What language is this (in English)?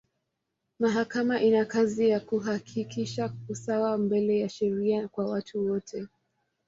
Swahili